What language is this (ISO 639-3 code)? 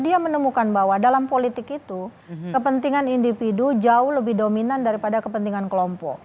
ind